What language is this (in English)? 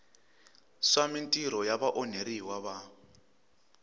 Tsonga